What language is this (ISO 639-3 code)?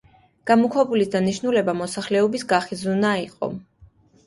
kat